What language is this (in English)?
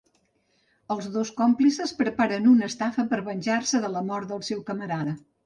Catalan